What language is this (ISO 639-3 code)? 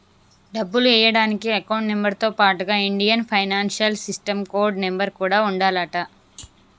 tel